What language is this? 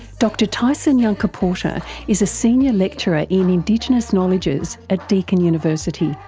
English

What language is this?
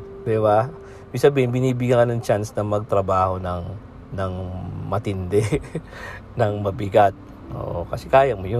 Filipino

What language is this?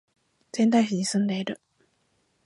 Japanese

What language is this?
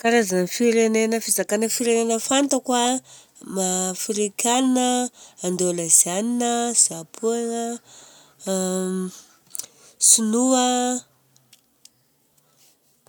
Southern Betsimisaraka Malagasy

